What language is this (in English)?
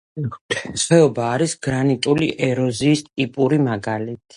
Georgian